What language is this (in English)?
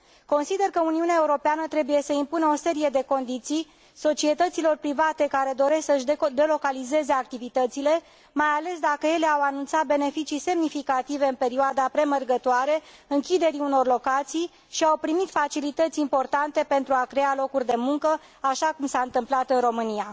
Romanian